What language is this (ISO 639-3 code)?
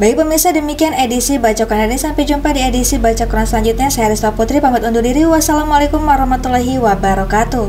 ind